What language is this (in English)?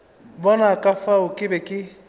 Northern Sotho